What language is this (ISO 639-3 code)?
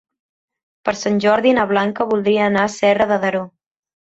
cat